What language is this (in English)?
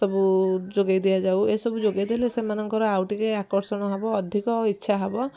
Odia